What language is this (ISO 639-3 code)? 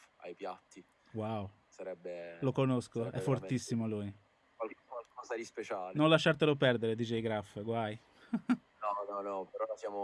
ita